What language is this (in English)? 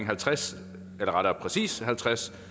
Danish